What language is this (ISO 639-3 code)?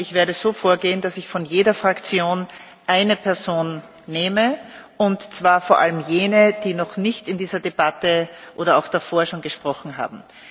deu